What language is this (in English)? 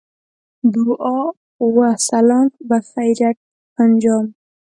Pashto